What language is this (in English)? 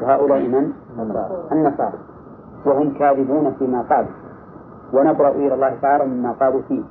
Arabic